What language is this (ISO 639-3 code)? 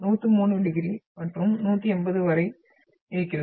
tam